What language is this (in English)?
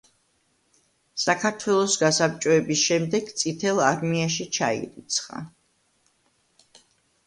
Georgian